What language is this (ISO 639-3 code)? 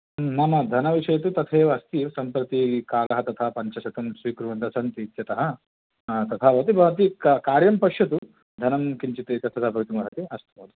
san